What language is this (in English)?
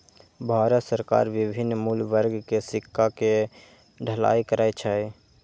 Maithili